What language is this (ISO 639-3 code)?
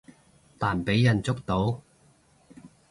yue